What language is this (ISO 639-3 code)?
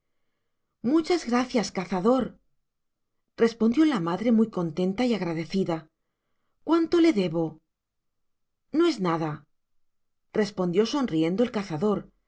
spa